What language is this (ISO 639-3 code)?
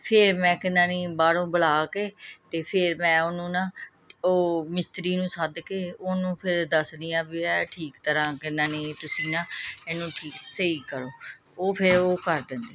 pan